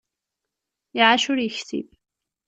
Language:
Kabyle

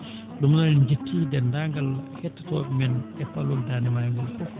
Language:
Fula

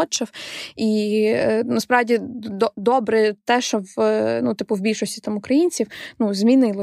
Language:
Ukrainian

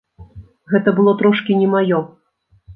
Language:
Belarusian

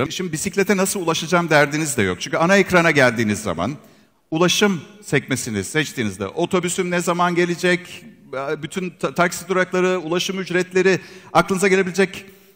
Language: Turkish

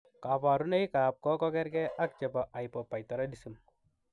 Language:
Kalenjin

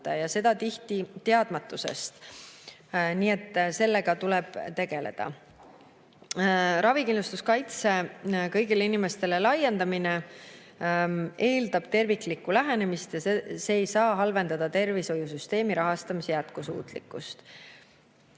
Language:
Estonian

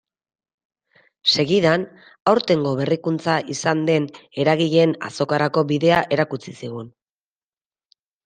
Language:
Basque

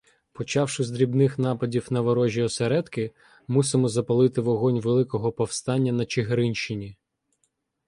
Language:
Ukrainian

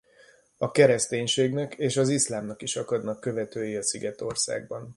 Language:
Hungarian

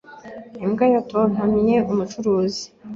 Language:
Kinyarwanda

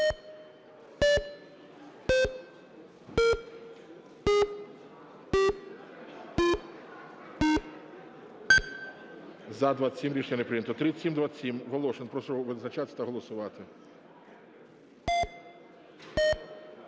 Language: Ukrainian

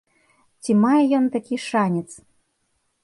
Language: Belarusian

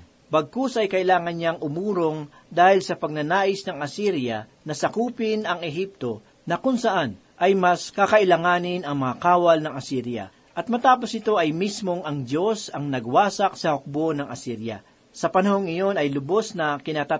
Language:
Filipino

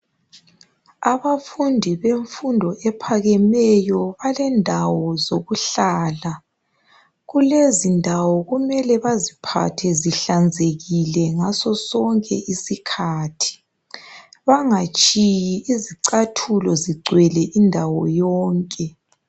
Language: North Ndebele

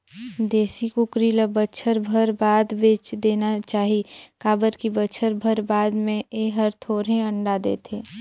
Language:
Chhattisgarhi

